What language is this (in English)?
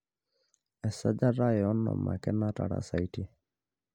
Masai